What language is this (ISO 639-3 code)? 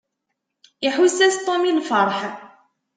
kab